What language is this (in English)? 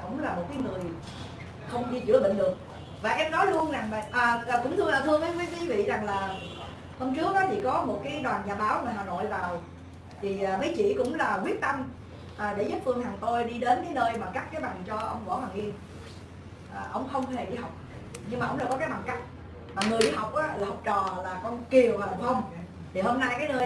Vietnamese